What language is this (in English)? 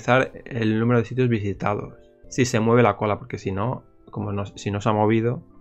Spanish